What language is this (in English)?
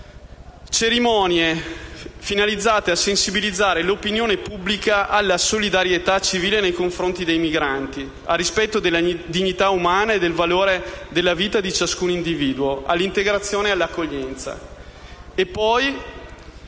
Italian